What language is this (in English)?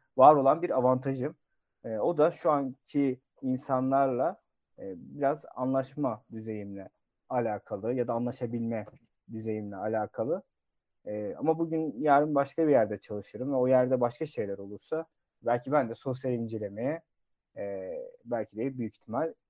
Turkish